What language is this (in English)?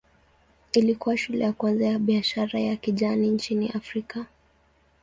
Swahili